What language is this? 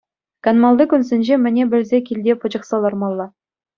Chuvash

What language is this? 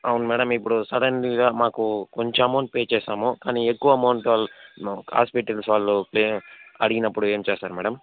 Telugu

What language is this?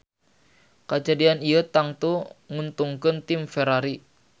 Sundanese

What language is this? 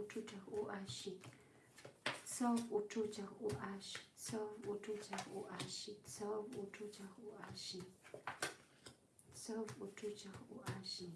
Polish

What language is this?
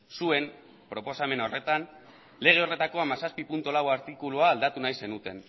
Basque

